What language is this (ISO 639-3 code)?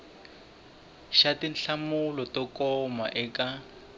tso